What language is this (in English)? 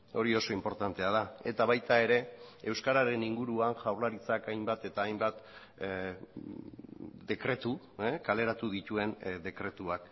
Basque